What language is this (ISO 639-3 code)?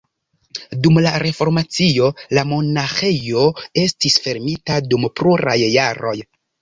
epo